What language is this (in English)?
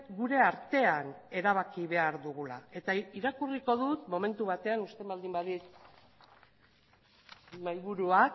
Basque